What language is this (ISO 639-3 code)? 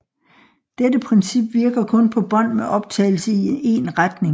dan